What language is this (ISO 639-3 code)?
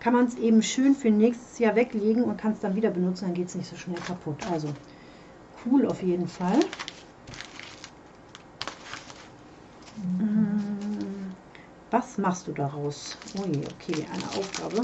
deu